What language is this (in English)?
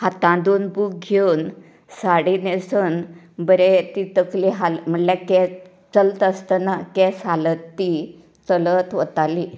Konkani